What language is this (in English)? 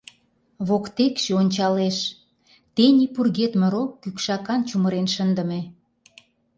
Mari